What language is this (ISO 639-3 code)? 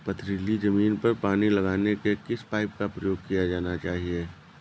hin